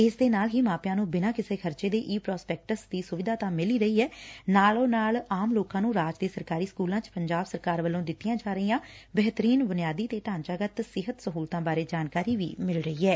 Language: Punjabi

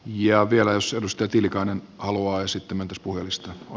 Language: Finnish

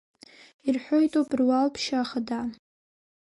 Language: Abkhazian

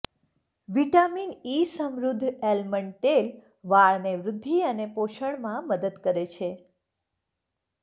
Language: Gujarati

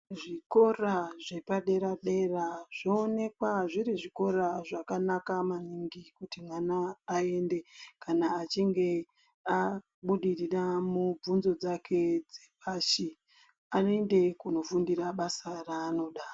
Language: Ndau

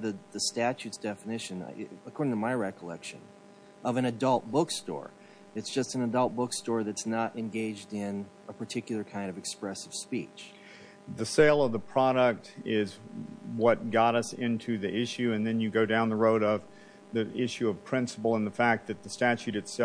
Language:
English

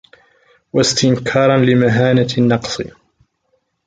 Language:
Arabic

